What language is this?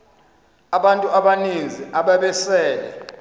Xhosa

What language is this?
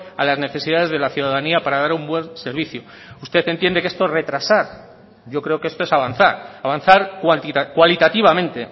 Spanish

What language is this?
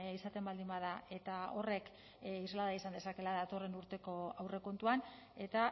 Basque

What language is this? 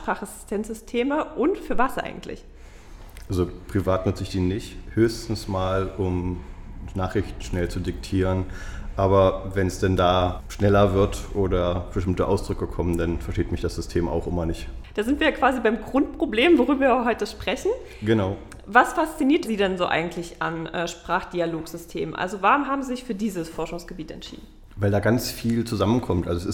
German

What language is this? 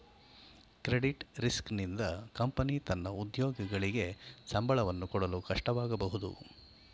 Kannada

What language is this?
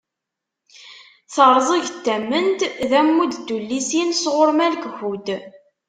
Kabyle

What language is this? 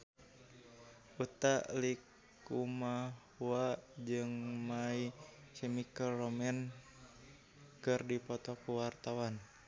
Sundanese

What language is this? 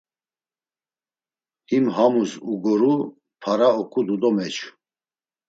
Laz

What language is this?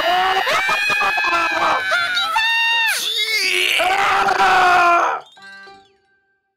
Korean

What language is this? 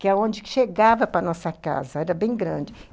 Portuguese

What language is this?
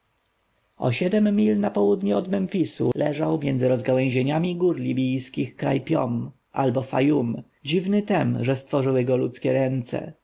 Polish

